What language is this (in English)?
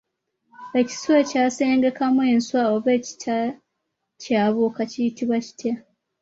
Ganda